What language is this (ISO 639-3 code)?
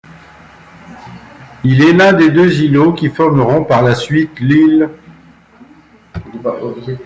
fra